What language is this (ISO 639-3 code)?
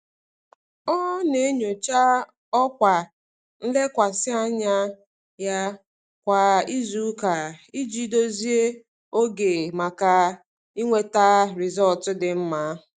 ibo